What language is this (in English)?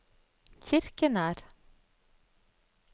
Norwegian